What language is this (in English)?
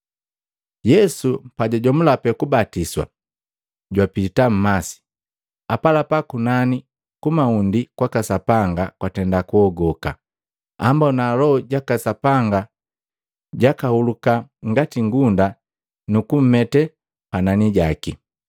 Matengo